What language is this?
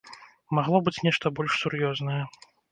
Belarusian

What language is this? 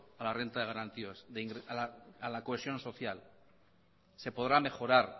Spanish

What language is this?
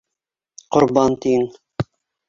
Bashkir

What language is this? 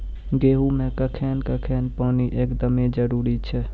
Maithili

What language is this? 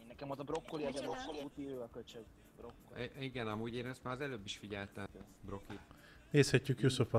Hungarian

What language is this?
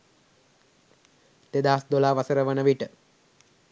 Sinhala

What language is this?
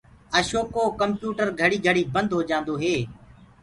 Gurgula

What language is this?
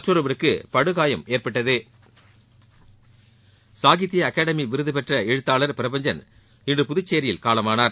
Tamil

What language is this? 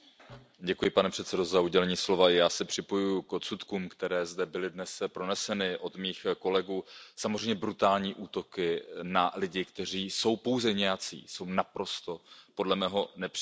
Czech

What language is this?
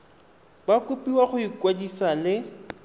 Tswana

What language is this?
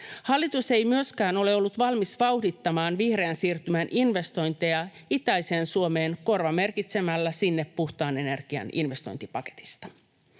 Finnish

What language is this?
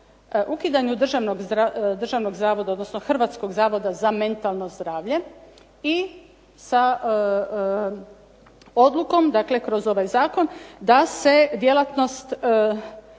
Croatian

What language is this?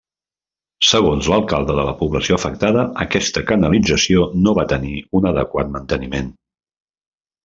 Catalan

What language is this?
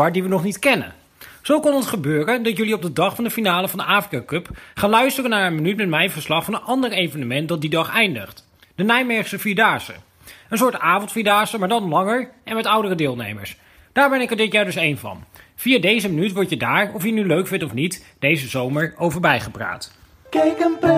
Dutch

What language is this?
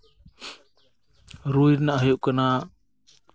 Santali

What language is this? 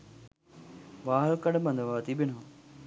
Sinhala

